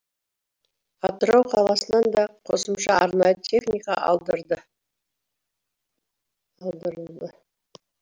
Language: Kazakh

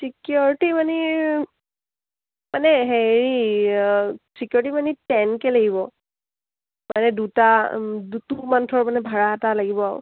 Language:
Assamese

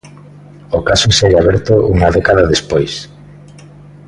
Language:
Galician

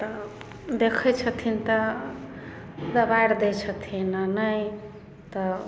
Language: Maithili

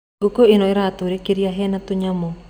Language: Kikuyu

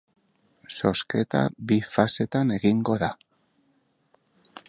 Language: Basque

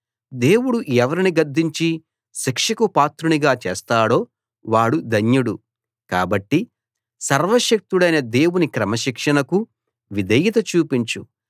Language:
Telugu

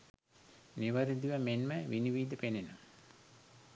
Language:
Sinhala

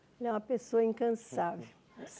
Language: Portuguese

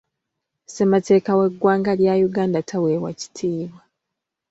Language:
Ganda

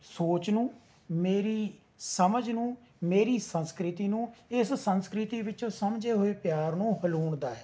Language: Punjabi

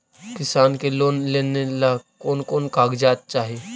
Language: Magahi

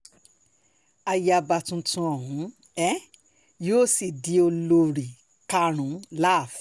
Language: Yoruba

